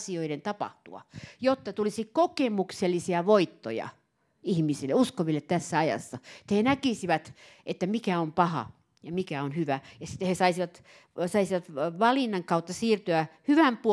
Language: Finnish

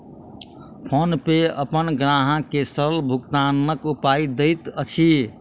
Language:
Maithili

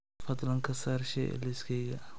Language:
Somali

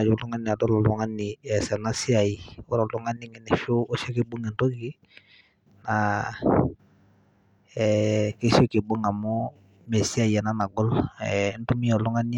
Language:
Masai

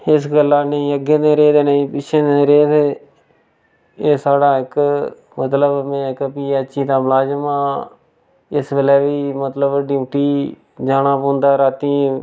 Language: Dogri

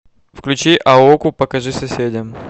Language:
Russian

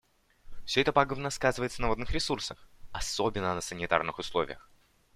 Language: Russian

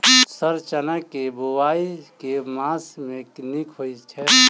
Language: Maithili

